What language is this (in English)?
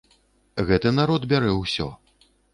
Belarusian